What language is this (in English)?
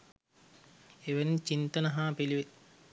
Sinhala